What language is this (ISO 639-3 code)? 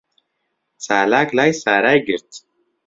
ckb